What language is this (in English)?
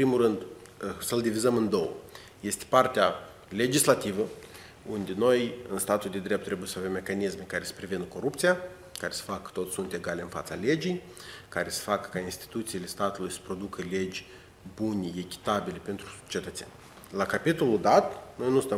Romanian